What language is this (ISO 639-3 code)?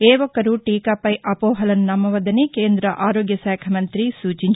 tel